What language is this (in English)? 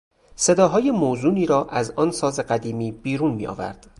Persian